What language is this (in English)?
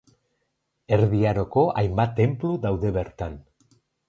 Basque